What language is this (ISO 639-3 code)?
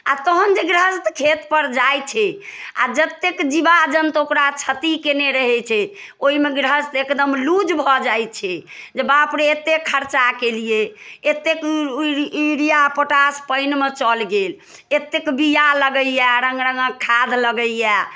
mai